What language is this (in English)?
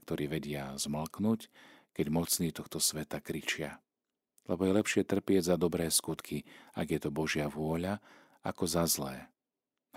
Slovak